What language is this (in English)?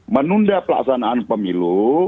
Indonesian